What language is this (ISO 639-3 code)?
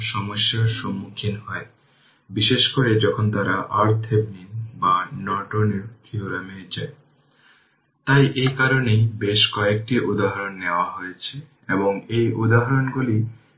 ben